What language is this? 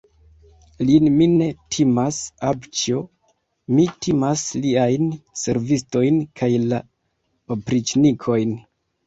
Esperanto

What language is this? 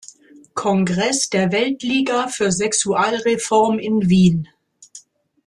German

